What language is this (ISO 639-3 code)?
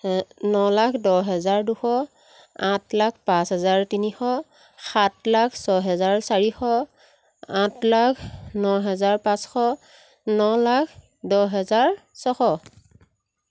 asm